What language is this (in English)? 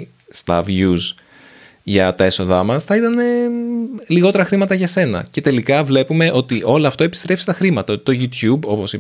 Greek